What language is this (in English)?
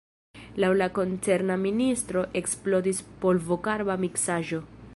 Esperanto